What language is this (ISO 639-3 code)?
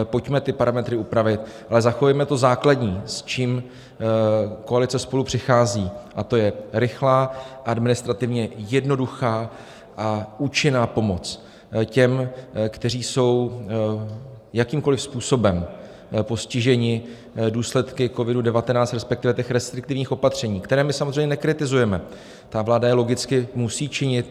ces